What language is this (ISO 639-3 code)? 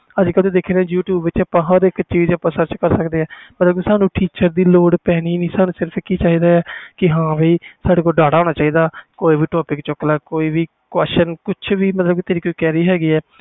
pan